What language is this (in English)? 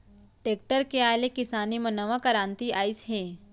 Chhattisgarhi